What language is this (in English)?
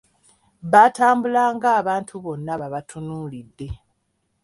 Ganda